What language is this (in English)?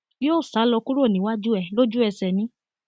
Yoruba